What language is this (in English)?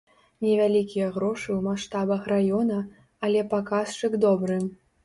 Belarusian